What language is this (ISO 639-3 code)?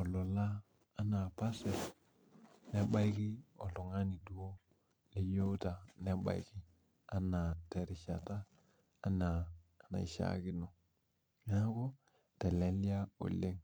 mas